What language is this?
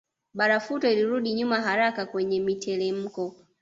Swahili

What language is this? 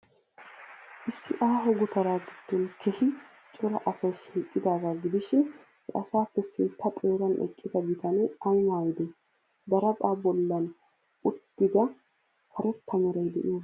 Wolaytta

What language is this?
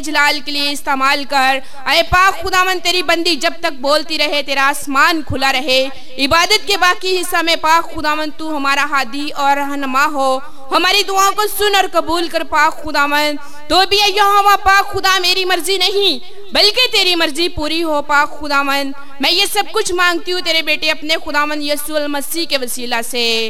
Hindi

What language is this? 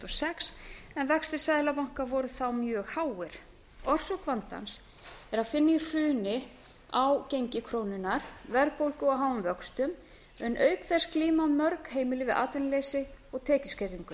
Icelandic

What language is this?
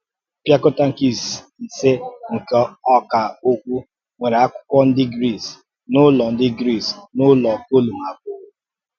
Igbo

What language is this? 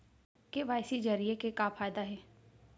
Chhattisgarhi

